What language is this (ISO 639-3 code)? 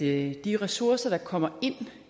dan